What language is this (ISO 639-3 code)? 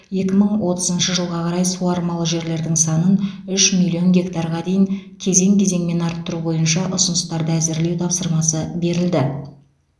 kaz